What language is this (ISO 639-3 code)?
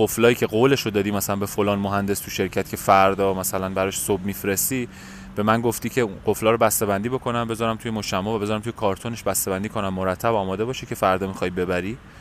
fas